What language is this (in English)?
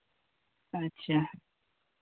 Santali